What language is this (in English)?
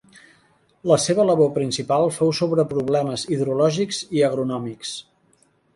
Catalan